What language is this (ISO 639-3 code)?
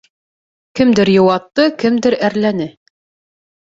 bak